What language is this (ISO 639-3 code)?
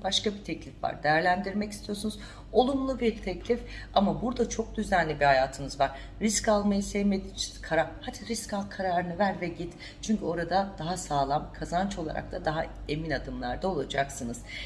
tur